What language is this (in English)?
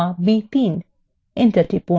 Bangla